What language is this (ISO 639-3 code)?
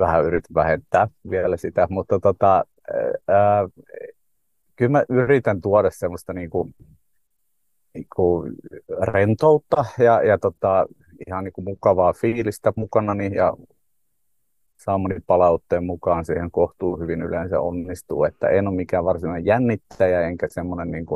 fin